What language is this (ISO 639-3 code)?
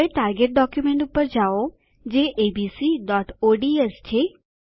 guj